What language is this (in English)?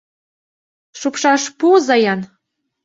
Mari